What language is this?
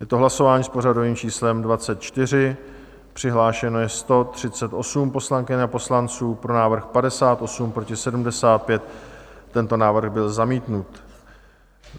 Czech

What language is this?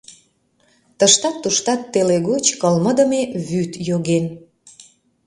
Mari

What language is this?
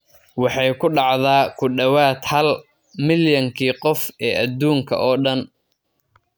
Somali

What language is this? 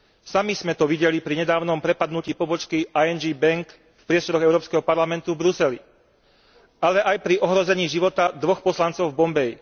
Slovak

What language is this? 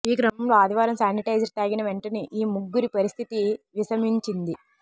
Telugu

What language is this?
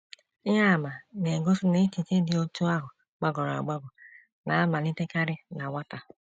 Igbo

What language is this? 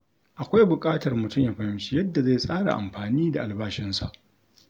Hausa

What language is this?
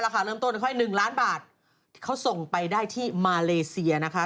Thai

